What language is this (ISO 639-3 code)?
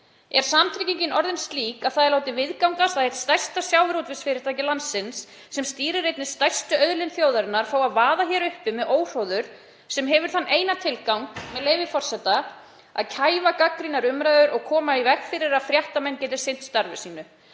isl